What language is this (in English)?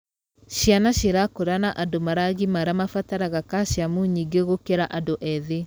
Kikuyu